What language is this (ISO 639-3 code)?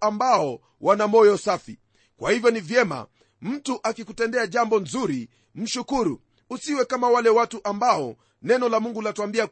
swa